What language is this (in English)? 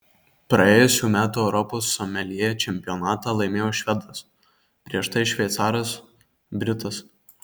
Lithuanian